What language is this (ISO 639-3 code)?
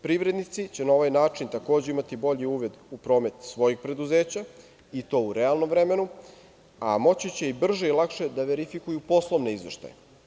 srp